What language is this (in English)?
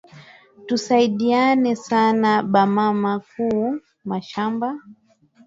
Swahili